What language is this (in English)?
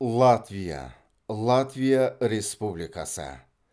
Kazakh